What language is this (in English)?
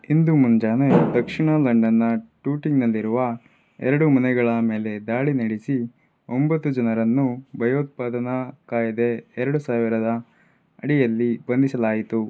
Kannada